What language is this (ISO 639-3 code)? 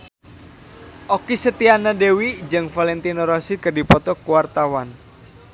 sun